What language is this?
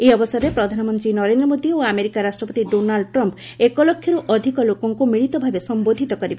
Odia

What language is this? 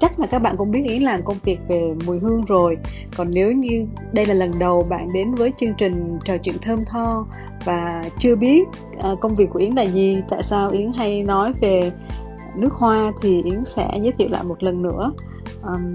Vietnamese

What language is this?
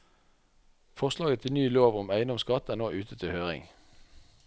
Norwegian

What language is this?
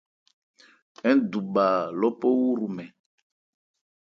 Ebrié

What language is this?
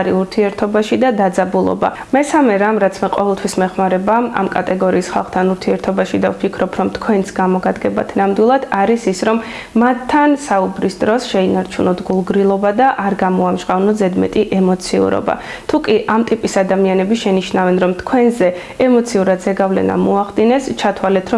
English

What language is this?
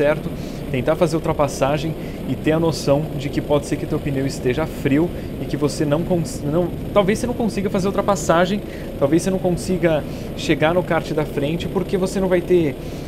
Portuguese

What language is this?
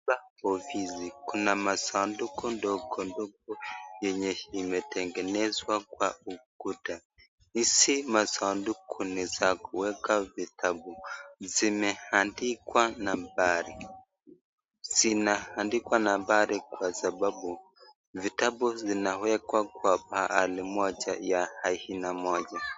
Swahili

